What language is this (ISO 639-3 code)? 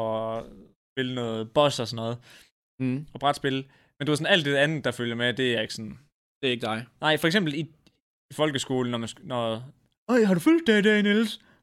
dan